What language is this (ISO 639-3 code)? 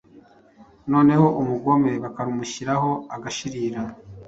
kin